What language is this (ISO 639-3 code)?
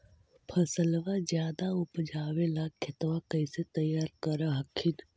mag